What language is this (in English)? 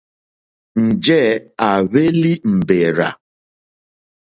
Mokpwe